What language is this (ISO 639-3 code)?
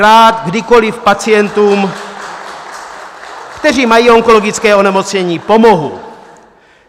ces